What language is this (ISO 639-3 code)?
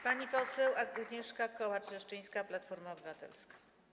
pol